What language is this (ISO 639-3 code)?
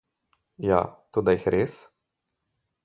slv